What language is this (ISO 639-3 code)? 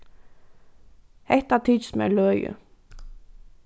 fao